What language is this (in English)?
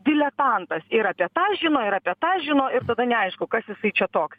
Lithuanian